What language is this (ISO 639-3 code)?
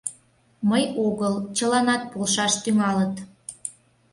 chm